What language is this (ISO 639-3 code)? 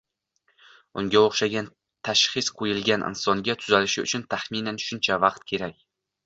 uzb